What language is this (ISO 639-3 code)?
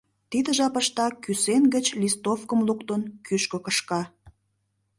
chm